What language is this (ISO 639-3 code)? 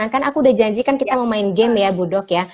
ind